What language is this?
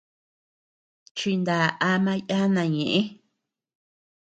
Tepeuxila Cuicatec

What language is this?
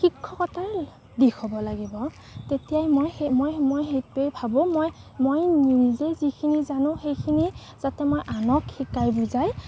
Assamese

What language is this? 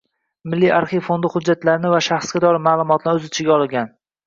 Uzbek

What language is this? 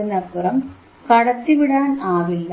Malayalam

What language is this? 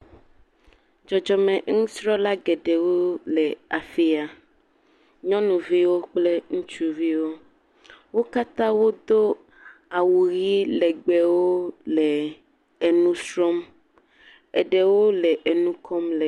Ewe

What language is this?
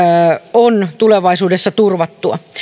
Finnish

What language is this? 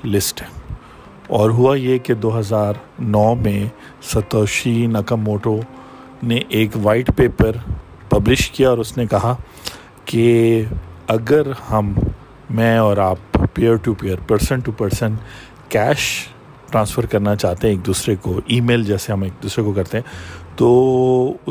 Urdu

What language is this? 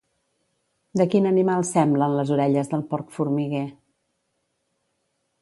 Catalan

